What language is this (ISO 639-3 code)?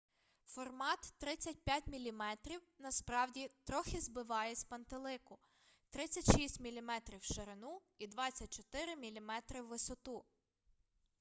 ukr